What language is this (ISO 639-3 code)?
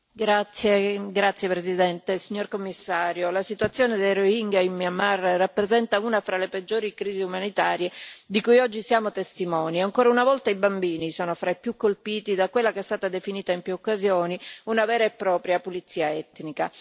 ita